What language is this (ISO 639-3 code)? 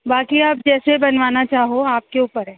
urd